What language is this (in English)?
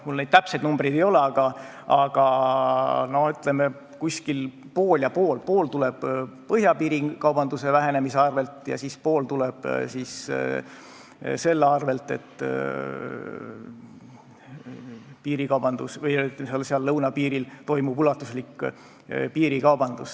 Estonian